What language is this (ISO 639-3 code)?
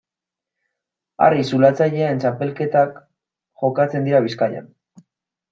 eus